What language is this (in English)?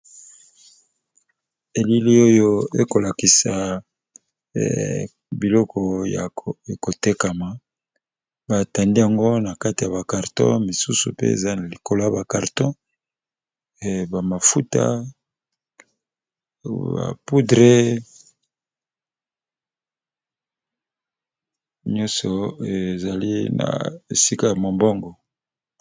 Lingala